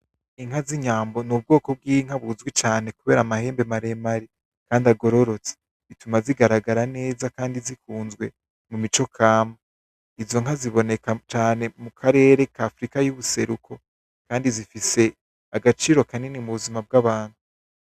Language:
Rundi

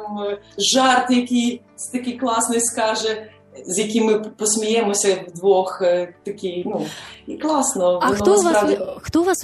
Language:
Ukrainian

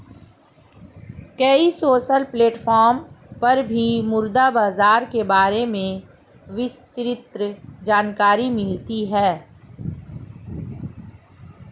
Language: Hindi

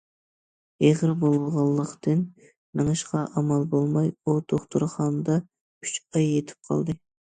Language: Uyghur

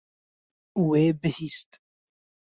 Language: Kurdish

